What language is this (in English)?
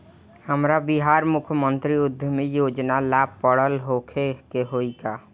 Bhojpuri